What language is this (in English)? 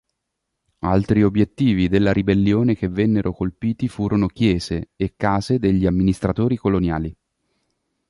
Italian